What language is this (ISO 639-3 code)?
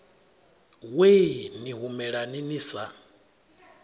ven